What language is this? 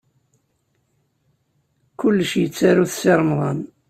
Kabyle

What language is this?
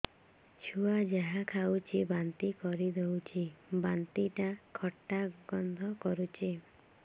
Odia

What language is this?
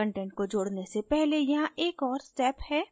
Hindi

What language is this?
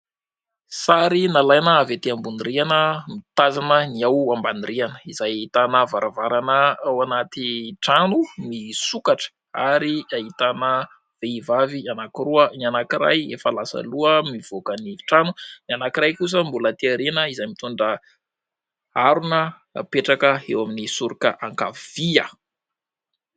Malagasy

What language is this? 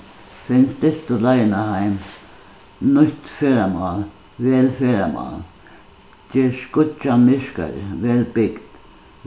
Faroese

